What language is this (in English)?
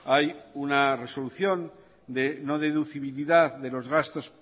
Spanish